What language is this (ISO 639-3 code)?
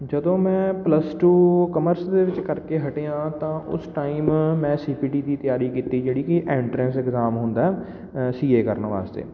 pan